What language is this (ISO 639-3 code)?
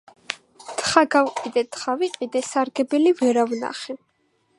kat